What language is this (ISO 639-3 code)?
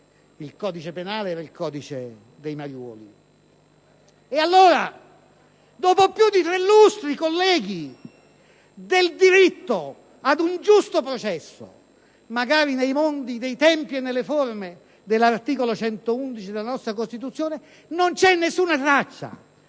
ita